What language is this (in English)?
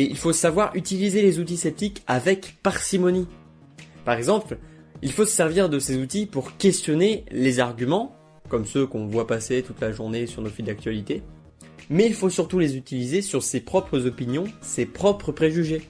French